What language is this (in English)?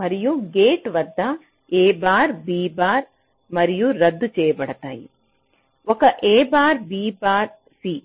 Telugu